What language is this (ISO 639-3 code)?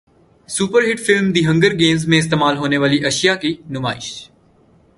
urd